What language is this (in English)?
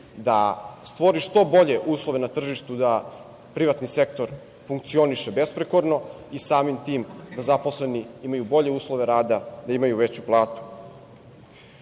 Serbian